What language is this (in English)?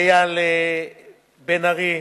Hebrew